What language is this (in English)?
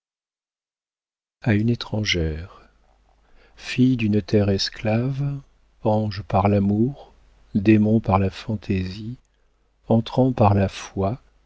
French